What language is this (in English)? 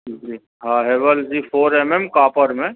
Sindhi